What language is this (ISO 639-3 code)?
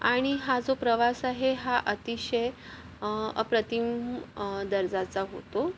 mar